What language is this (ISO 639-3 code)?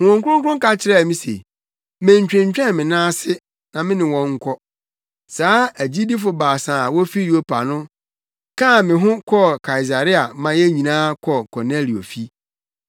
aka